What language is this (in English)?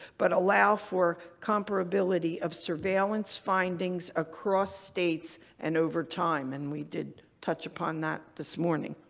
English